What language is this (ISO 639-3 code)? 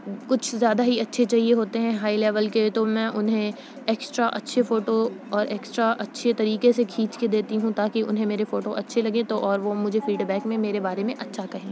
urd